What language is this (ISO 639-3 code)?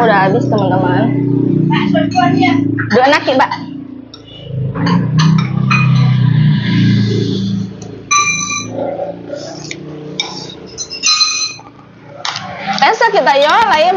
ind